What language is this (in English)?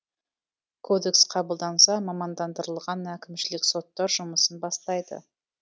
Kazakh